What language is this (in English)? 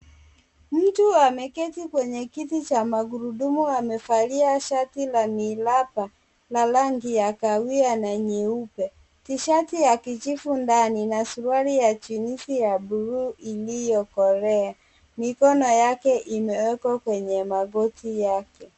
Swahili